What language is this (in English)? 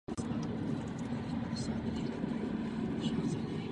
Czech